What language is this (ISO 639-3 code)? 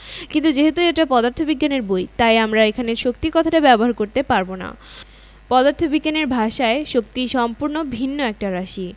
ben